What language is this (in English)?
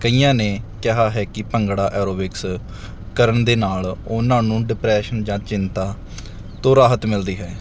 Punjabi